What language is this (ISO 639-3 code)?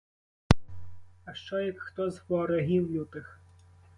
ukr